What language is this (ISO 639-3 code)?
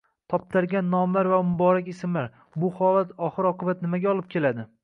uzb